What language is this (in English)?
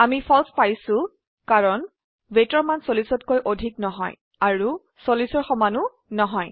Assamese